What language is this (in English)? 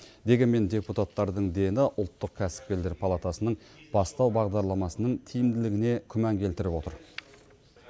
Kazakh